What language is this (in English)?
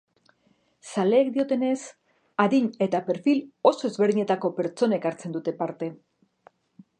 Basque